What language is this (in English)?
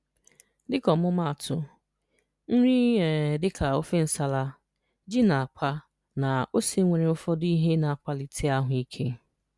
Igbo